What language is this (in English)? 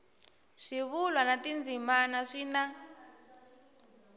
Tsonga